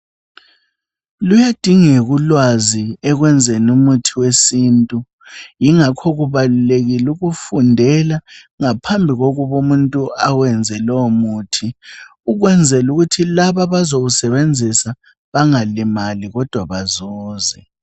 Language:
North Ndebele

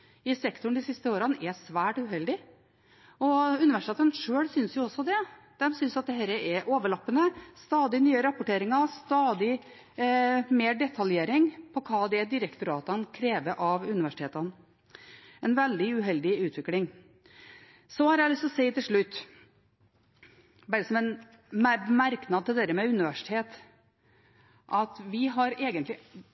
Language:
Norwegian Bokmål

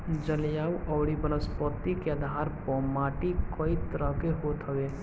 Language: Bhojpuri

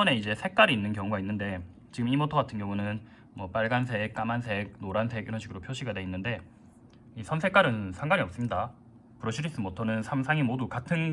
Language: Korean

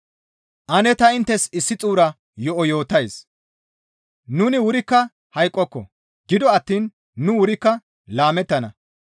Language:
Gamo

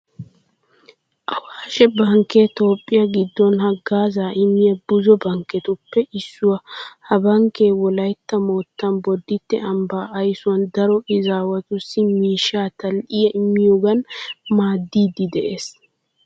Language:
Wolaytta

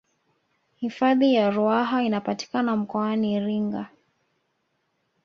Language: Swahili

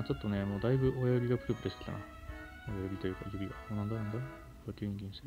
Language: Japanese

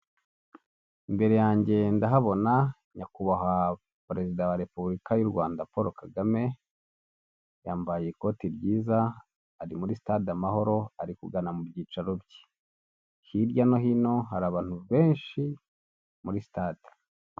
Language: Kinyarwanda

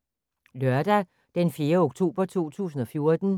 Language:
Danish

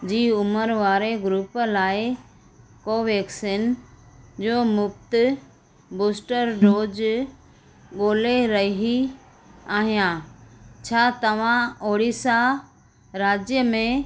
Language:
Sindhi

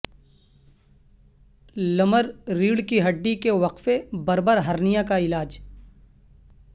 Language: Urdu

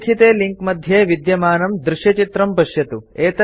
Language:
Sanskrit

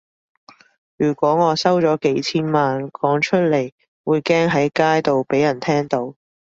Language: Cantonese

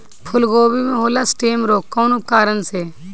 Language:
Bhojpuri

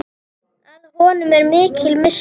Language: Icelandic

